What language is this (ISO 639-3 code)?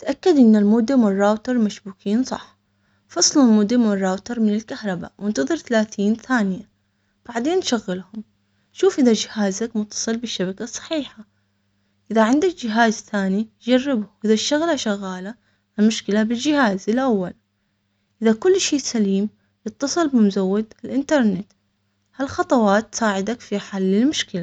acx